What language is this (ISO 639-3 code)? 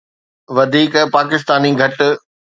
snd